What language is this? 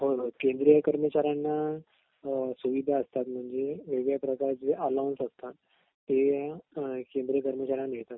Marathi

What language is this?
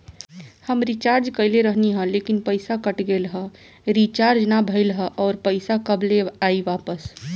Bhojpuri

